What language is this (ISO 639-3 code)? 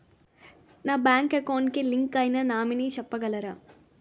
tel